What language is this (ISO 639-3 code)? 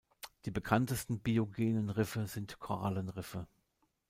deu